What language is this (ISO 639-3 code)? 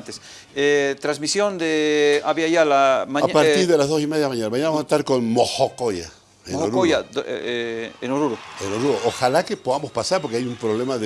spa